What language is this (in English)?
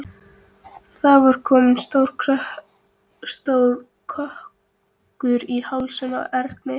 Icelandic